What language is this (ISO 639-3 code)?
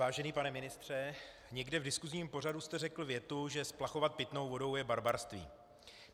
ces